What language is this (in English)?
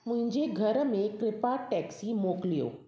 Sindhi